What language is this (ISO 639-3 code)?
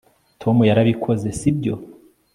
kin